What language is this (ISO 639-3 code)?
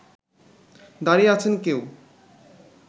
ben